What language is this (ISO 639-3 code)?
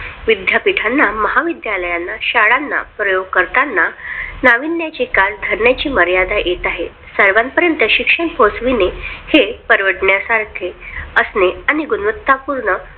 mar